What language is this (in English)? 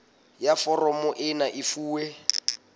Southern Sotho